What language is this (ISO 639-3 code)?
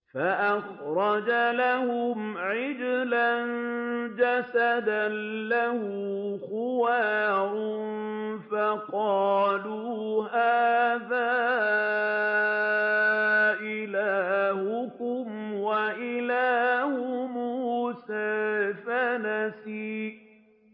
ara